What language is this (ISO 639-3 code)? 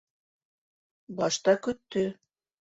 bak